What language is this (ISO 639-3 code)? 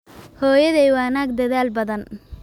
som